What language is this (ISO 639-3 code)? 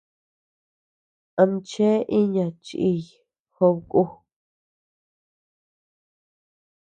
cux